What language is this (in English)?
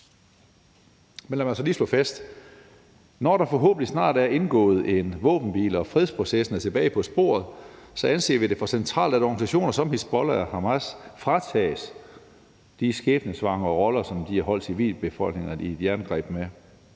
Danish